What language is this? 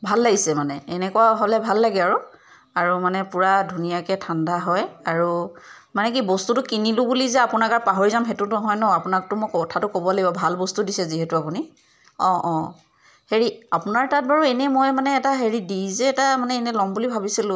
Assamese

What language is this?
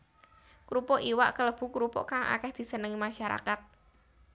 Javanese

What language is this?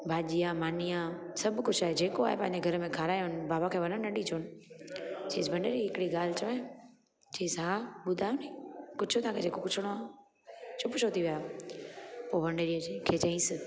Sindhi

